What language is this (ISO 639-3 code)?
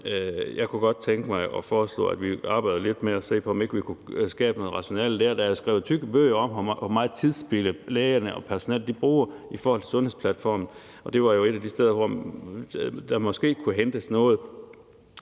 dan